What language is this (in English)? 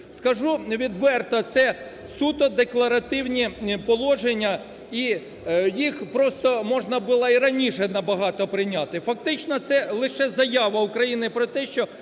Ukrainian